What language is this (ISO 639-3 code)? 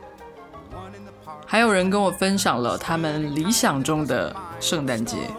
zho